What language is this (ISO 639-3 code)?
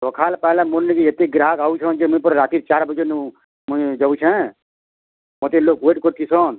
ori